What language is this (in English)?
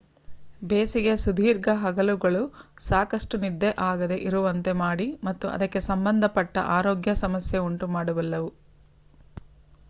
Kannada